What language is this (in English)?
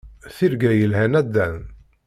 Kabyle